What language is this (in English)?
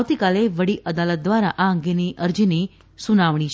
Gujarati